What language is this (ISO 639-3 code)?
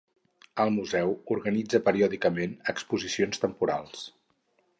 cat